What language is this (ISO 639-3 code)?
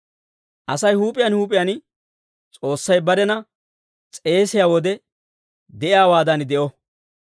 dwr